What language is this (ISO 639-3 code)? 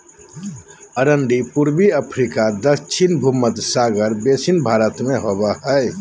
mag